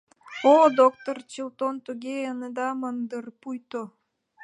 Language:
Mari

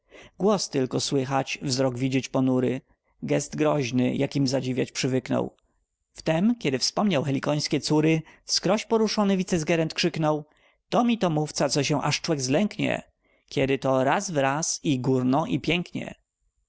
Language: Polish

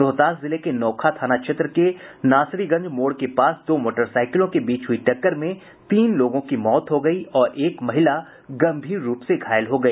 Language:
Hindi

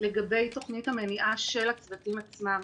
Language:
Hebrew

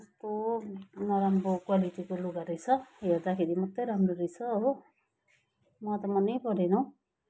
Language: Nepali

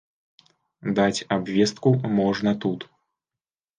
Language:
Belarusian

